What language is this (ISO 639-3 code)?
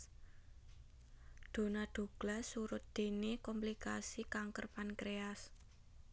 jav